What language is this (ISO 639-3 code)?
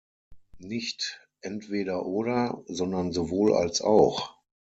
deu